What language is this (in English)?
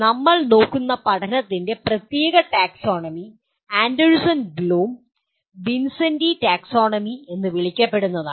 Malayalam